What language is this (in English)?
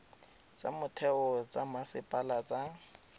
Tswana